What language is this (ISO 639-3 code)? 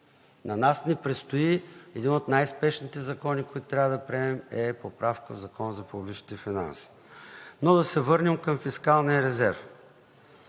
bul